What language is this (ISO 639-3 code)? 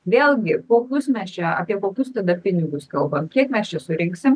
lit